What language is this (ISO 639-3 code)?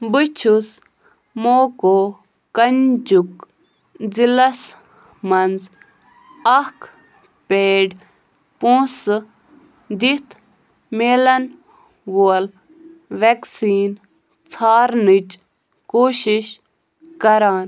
kas